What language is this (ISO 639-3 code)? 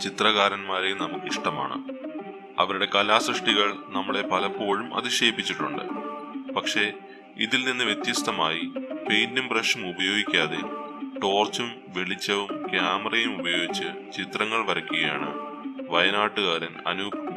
ron